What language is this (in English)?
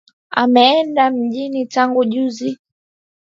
Swahili